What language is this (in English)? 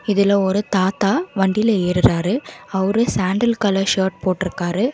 Tamil